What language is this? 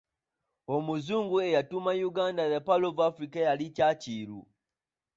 Ganda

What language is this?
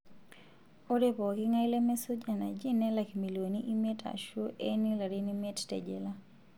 Masai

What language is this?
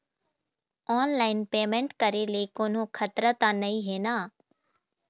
Chhattisgarhi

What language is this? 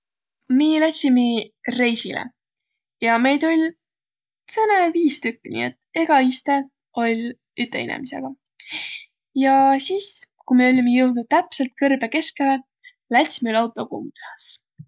Võro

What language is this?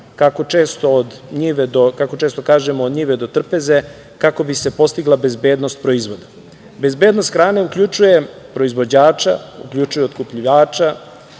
Serbian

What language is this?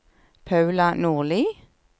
Norwegian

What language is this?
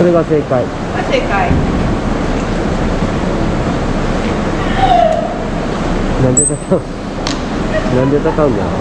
Japanese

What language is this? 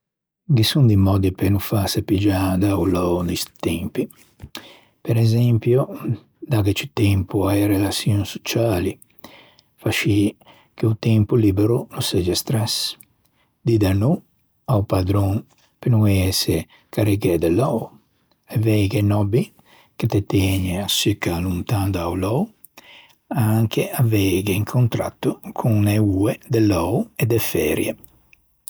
Ligurian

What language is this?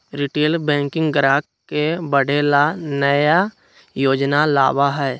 Magahi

